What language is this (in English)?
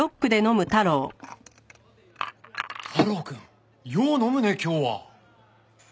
Japanese